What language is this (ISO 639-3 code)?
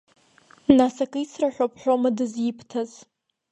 abk